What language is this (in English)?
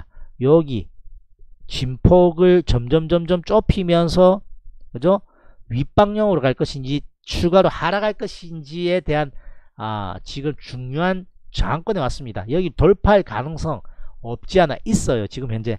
Korean